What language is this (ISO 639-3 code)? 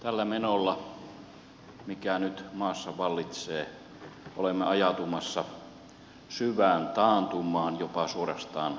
fin